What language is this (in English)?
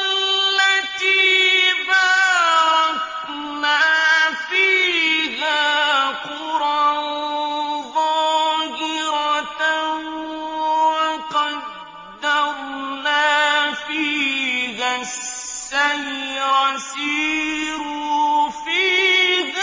Arabic